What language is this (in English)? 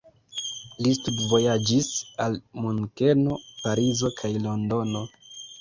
Esperanto